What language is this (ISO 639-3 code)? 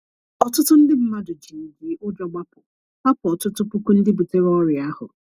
ibo